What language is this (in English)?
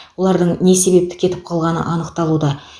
Kazakh